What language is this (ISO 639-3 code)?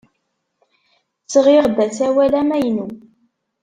kab